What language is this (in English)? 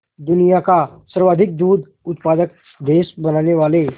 Hindi